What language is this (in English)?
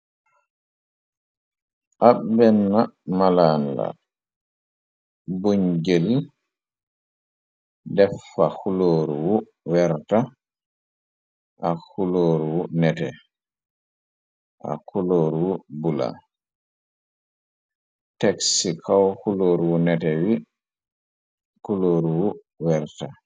Wolof